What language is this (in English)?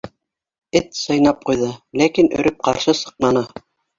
Bashkir